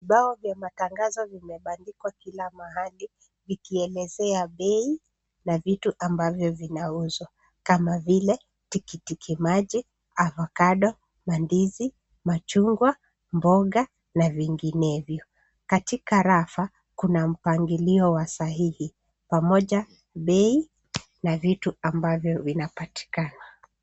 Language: Swahili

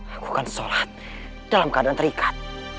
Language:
Indonesian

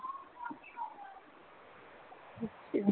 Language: Punjabi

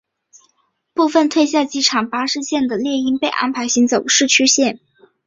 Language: Chinese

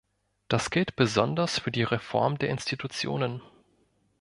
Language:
German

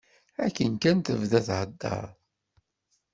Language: Kabyle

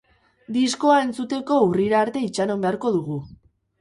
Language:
Basque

